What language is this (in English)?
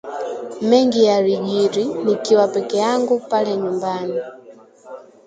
Swahili